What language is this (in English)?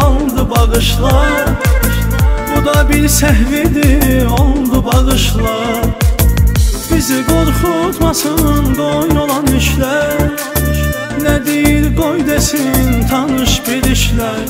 Turkish